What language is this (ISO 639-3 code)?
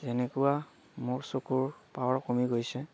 asm